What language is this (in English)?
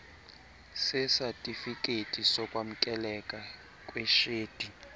Xhosa